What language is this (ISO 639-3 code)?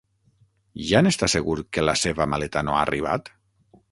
cat